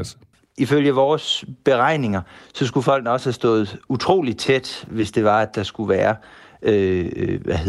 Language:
Danish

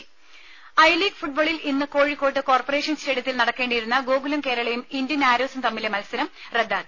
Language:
Malayalam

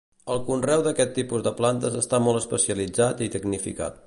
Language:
Catalan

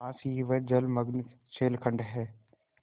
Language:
Hindi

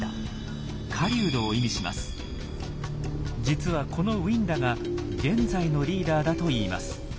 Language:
Japanese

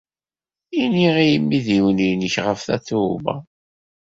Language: Kabyle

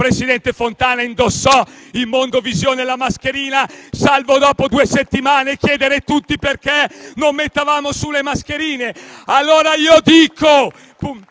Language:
Italian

